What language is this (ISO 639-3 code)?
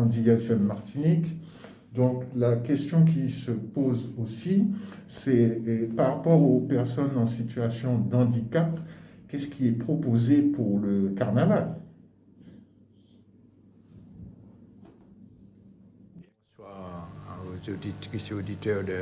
fra